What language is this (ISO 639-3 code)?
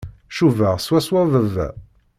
kab